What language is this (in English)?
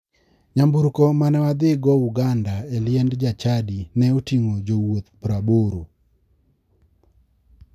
Luo (Kenya and Tanzania)